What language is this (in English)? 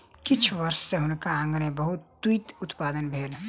Maithili